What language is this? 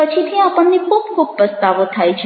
Gujarati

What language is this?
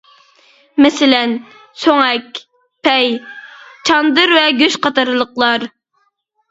Uyghur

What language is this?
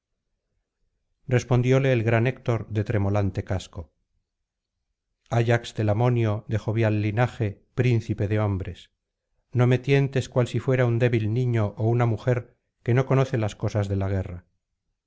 Spanish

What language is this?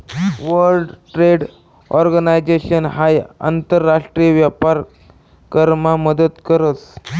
Marathi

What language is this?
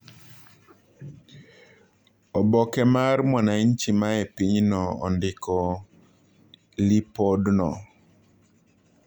Luo (Kenya and Tanzania)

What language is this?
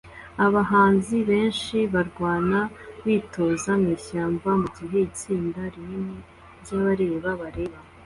Kinyarwanda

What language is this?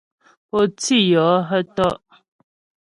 Ghomala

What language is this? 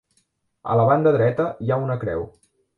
Catalan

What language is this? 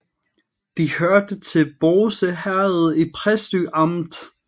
Danish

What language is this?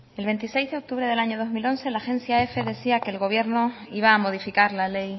Spanish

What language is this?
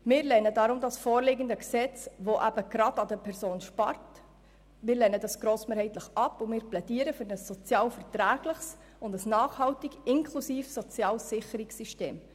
Swiss German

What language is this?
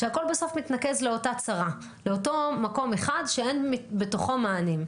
Hebrew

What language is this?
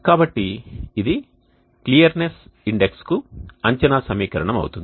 Telugu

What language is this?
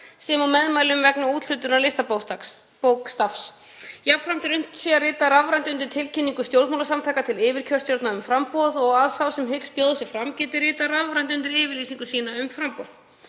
Icelandic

